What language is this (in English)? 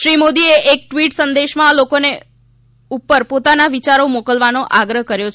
Gujarati